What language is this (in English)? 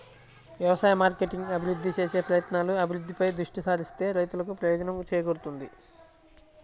Telugu